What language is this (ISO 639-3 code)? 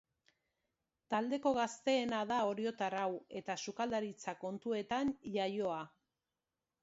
eus